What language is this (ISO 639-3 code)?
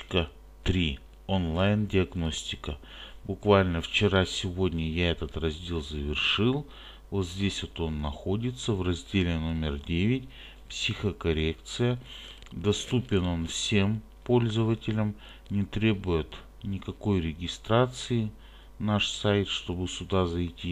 rus